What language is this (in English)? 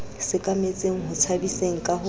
Southern Sotho